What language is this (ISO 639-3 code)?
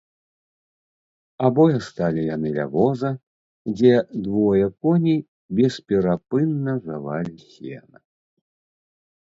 bel